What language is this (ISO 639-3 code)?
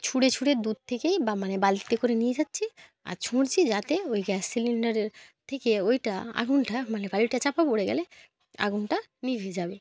ben